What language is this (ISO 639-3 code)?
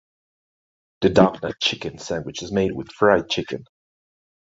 eng